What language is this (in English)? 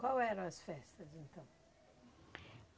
Portuguese